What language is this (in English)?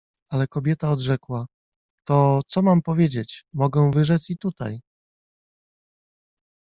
Polish